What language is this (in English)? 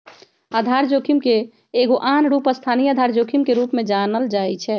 Magahi